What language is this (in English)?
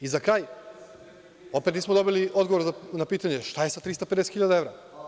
Serbian